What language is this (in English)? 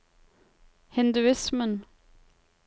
Norwegian